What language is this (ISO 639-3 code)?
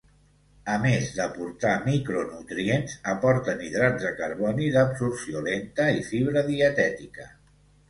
cat